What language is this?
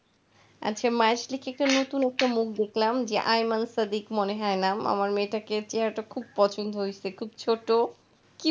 Bangla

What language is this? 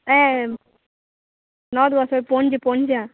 Konkani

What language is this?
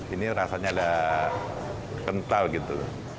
Indonesian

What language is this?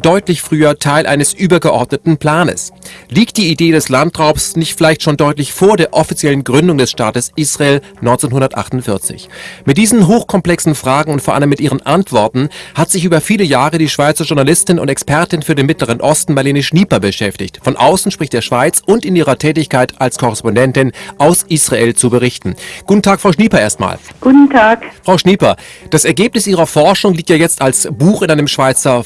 German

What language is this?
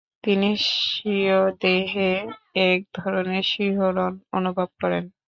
Bangla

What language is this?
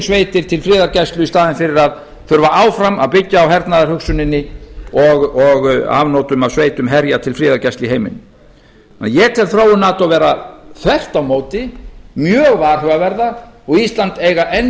Icelandic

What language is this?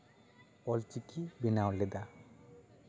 Santali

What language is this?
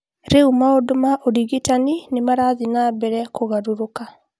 Kikuyu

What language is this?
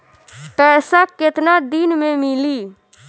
Bhojpuri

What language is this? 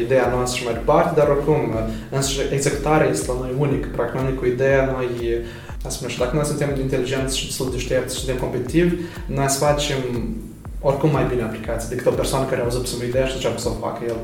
Romanian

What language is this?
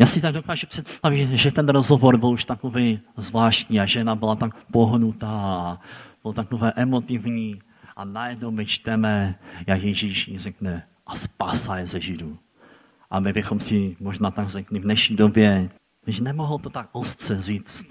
Czech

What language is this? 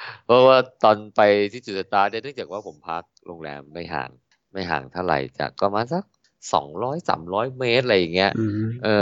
Thai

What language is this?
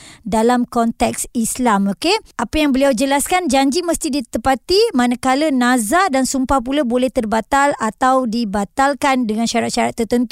Malay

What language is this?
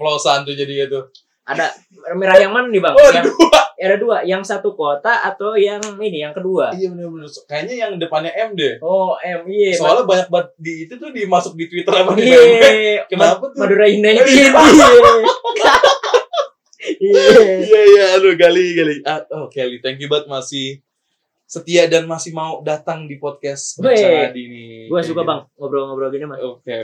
Indonesian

